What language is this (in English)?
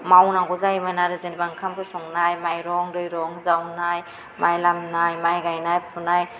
Bodo